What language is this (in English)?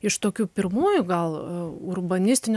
Lithuanian